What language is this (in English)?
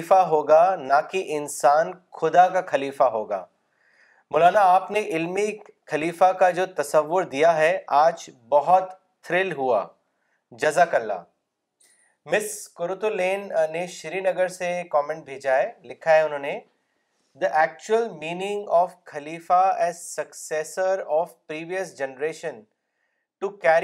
Urdu